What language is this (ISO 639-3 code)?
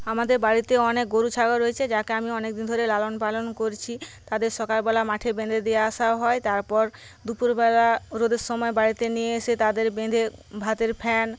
ben